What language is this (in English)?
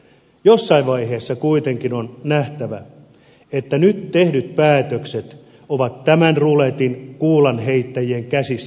Finnish